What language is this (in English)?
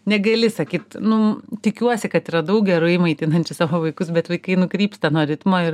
Lithuanian